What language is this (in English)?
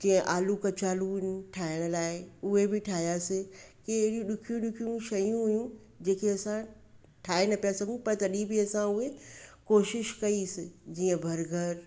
Sindhi